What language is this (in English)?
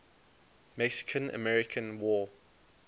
English